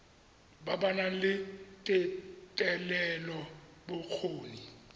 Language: Tswana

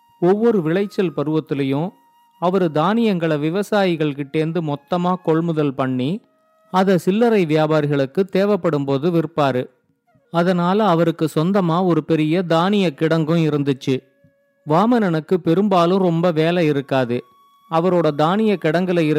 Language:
Tamil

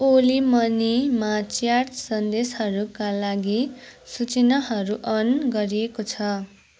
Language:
Nepali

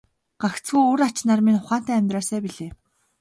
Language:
Mongolian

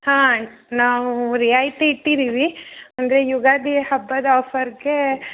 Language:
Kannada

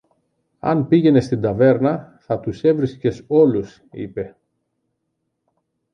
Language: Greek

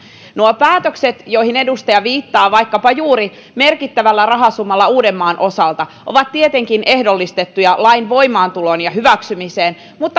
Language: Finnish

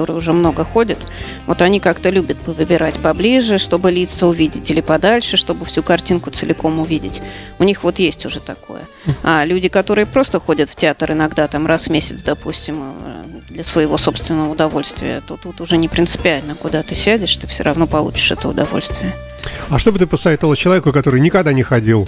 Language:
Russian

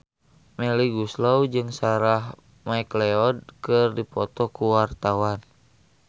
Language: Sundanese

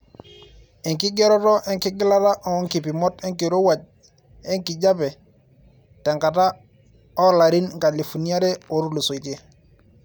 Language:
Masai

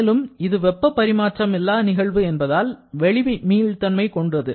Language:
Tamil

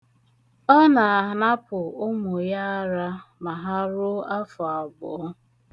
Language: Igbo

